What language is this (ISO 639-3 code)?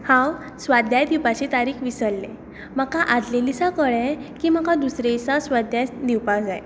kok